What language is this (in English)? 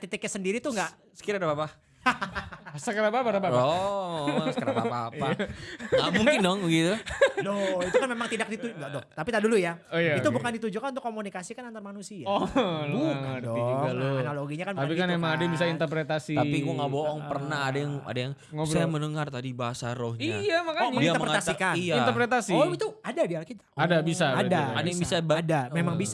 Indonesian